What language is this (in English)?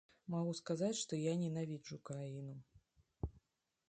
Belarusian